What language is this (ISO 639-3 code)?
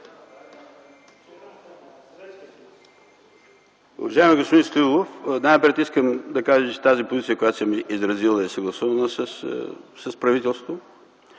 bul